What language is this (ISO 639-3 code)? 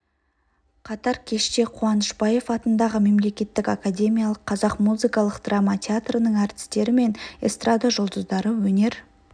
kaz